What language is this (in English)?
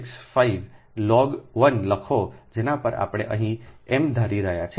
Gujarati